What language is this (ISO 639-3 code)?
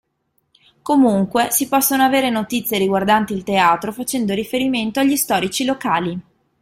ita